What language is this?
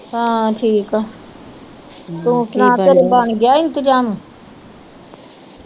Punjabi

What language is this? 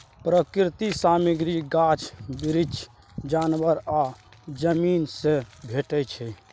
Maithili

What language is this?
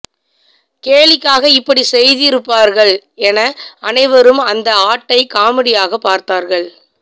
Tamil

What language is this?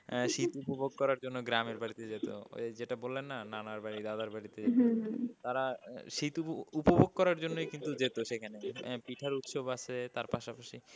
Bangla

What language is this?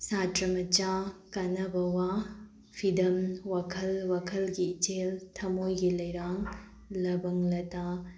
Manipuri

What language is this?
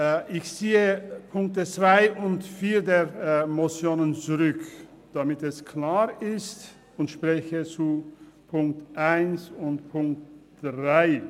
Swiss German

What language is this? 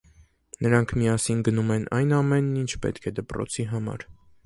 Armenian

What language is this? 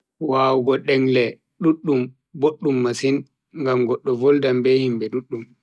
Bagirmi Fulfulde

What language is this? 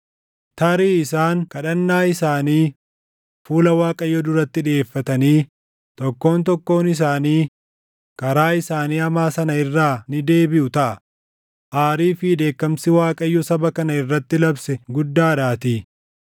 Oromo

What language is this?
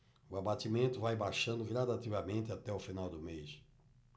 Portuguese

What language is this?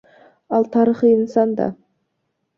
Kyrgyz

